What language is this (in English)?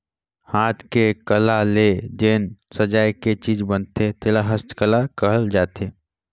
Chhattisgarhi